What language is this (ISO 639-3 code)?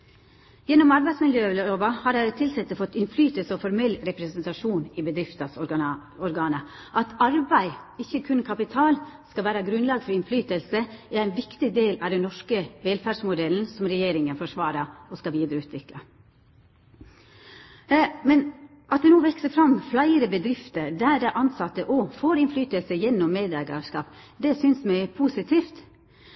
nno